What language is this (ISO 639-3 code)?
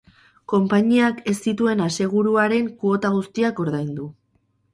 eus